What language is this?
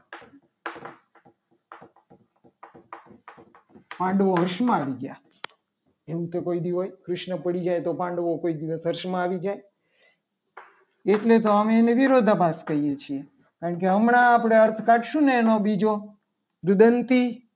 Gujarati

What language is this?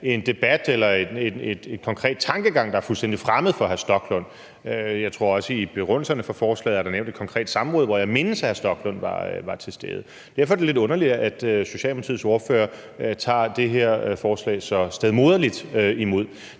Danish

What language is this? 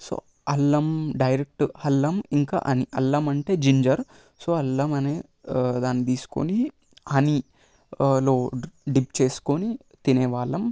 Telugu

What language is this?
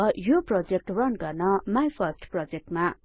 Nepali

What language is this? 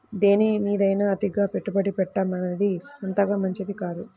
Telugu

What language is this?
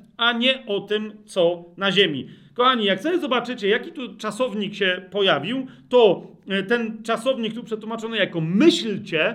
Polish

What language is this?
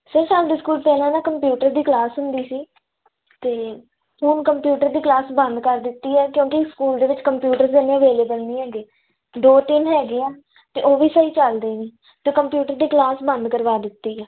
Punjabi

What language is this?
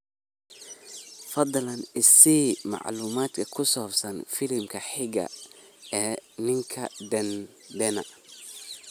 Somali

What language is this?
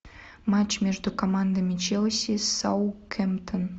Russian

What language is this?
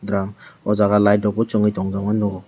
Kok Borok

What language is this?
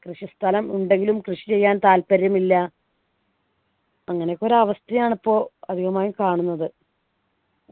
Malayalam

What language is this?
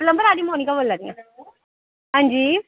Dogri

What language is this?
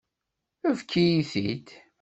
Kabyle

